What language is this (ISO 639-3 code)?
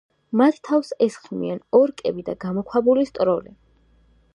kat